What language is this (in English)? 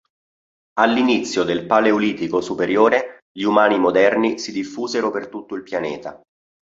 Italian